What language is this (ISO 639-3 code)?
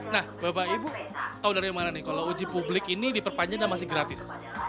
ind